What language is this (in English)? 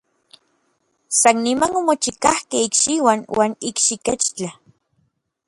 Orizaba Nahuatl